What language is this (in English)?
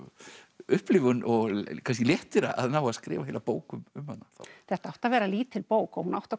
Icelandic